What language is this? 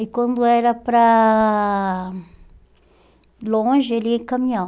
Portuguese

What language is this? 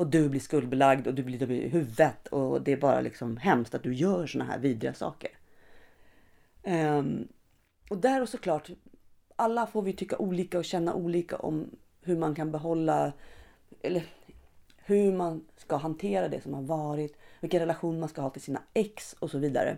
Swedish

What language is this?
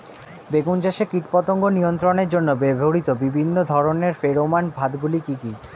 Bangla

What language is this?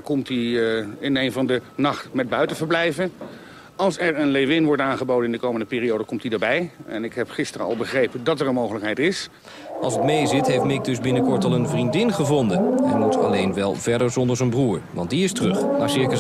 Dutch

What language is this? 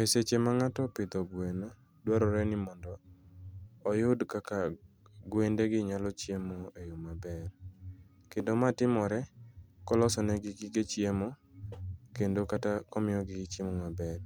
Luo (Kenya and Tanzania)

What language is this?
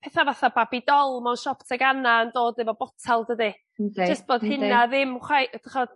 Welsh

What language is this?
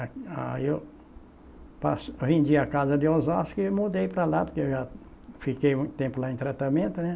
Portuguese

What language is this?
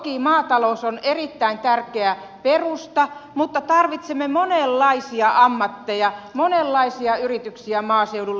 Finnish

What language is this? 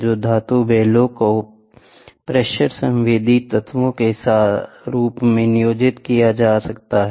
Hindi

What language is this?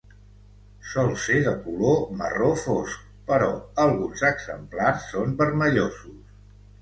Catalan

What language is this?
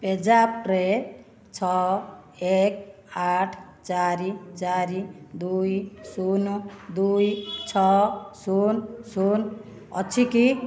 Odia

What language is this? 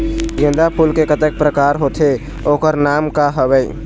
Chhattisgarhi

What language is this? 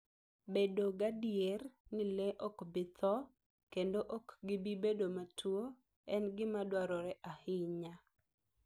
Luo (Kenya and Tanzania)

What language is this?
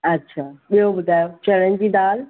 Sindhi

